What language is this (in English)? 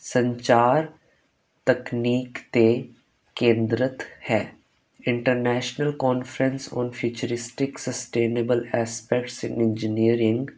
Punjabi